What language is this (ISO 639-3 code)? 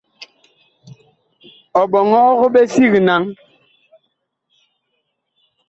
bkh